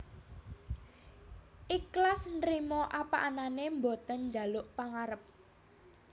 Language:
Javanese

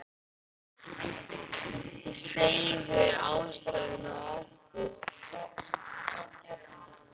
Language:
Icelandic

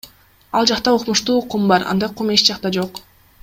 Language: Kyrgyz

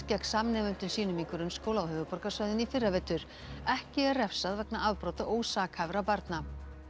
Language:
Icelandic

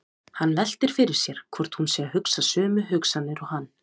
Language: Icelandic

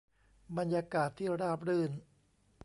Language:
Thai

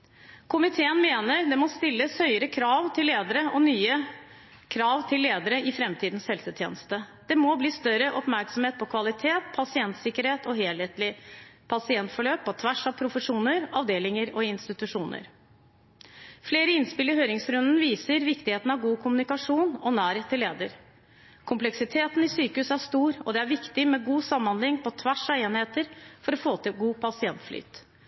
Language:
Norwegian Bokmål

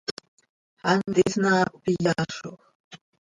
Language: Seri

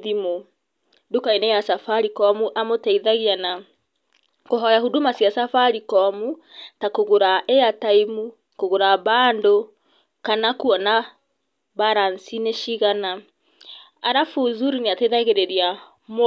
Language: Kikuyu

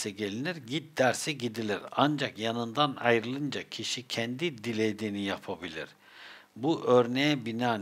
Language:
Turkish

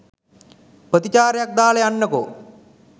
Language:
Sinhala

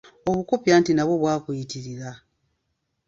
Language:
Ganda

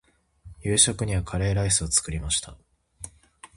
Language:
Japanese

